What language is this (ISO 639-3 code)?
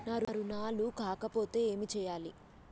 tel